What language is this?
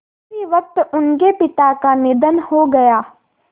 Hindi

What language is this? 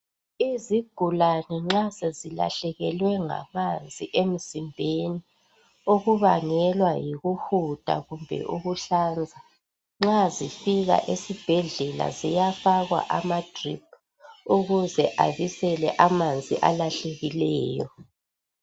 North Ndebele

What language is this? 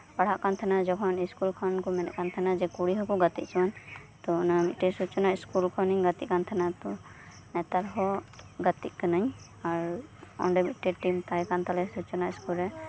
Santali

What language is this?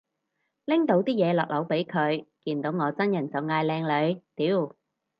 Cantonese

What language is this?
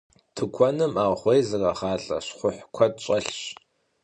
Kabardian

